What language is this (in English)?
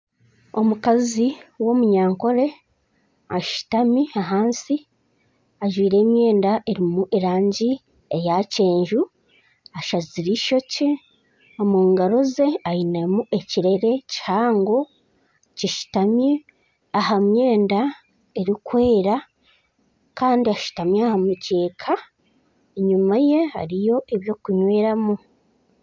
Nyankole